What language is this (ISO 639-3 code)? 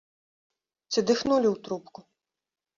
bel